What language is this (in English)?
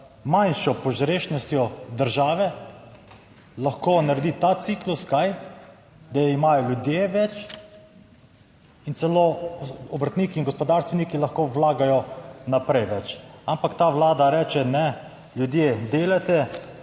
Slovenian